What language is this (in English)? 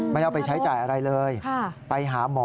Thai